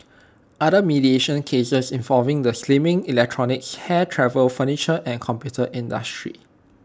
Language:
English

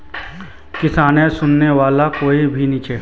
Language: Magahi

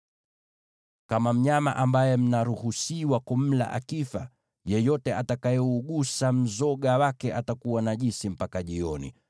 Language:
Swahili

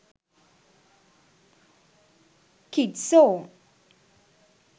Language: Sinhala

